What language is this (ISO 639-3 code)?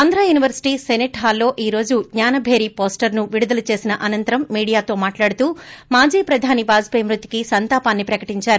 tel